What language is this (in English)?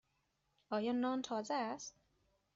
Persian